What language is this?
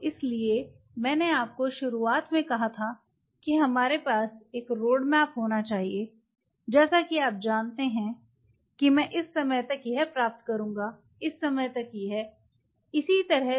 Hindi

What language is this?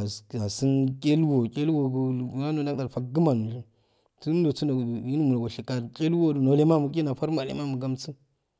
Afade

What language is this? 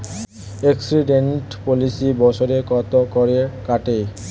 Bangla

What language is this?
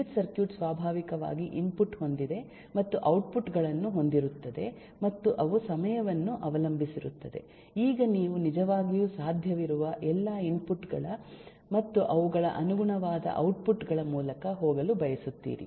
Kannada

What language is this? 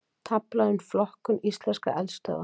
Icelandic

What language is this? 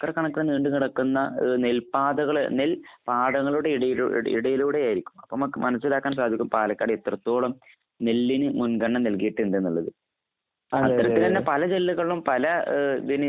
Malayalam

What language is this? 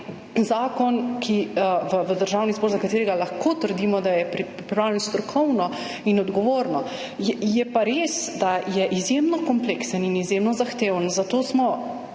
Slovenian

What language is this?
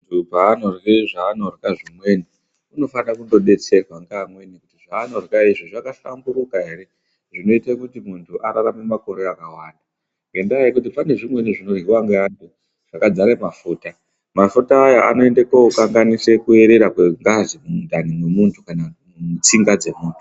Ndau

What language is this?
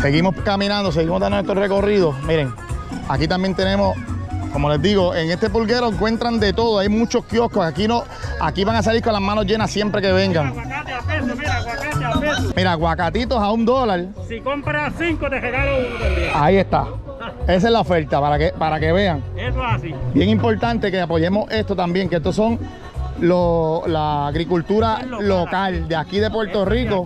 Spanish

